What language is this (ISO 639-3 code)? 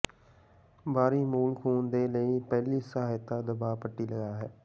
pan